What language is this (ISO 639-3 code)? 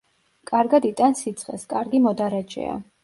kat